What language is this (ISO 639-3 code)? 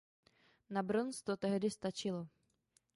ces